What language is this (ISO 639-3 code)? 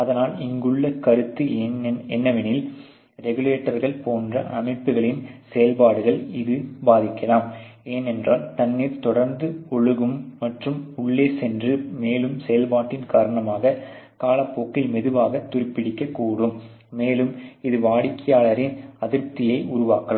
tam